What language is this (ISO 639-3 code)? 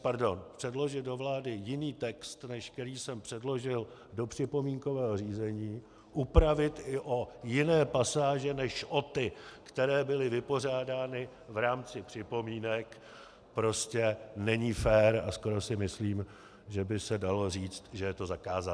ces